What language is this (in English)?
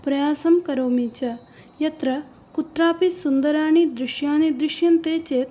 Sanskrit